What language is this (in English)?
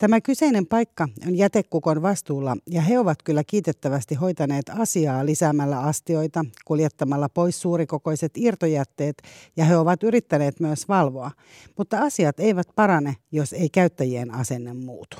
Finnish